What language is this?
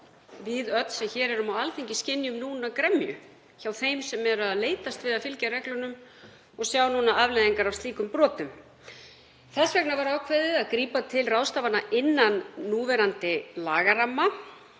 Icelandic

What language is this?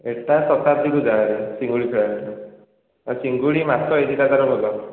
Odia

